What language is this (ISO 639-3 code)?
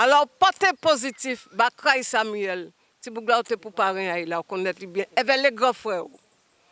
fra